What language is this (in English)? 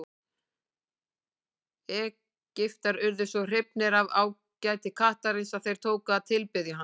Icelandic